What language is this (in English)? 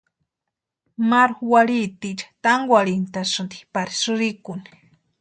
Western Highland Purepecha